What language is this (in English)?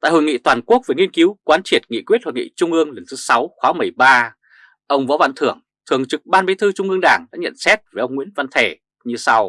Vietnamese